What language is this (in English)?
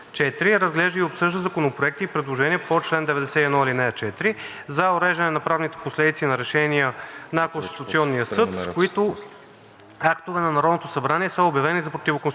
Bulgarian